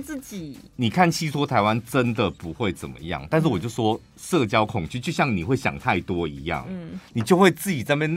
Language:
Chinese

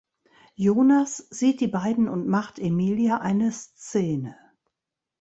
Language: German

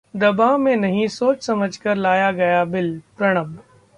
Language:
Hindi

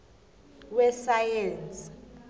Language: South Ndebele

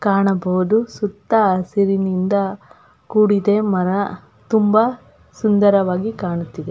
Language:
Kannada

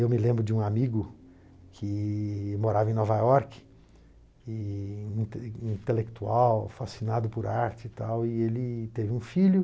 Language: Portuguese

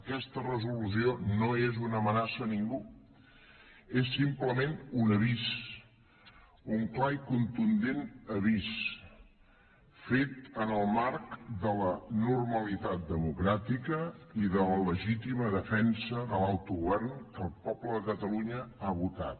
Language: Catalan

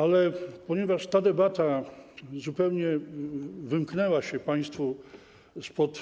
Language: Polish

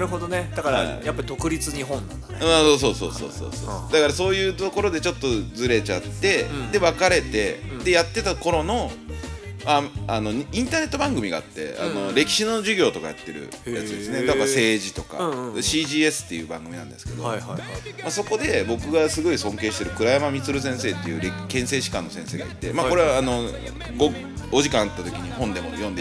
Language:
Japanese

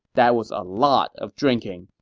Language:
English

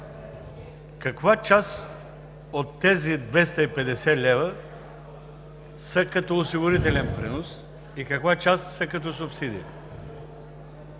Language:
Bulgarian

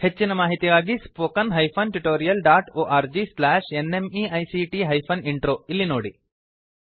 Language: Kannada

